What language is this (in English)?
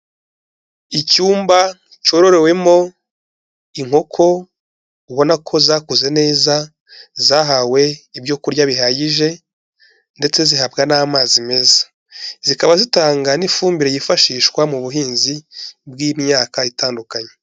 Kinyarwanda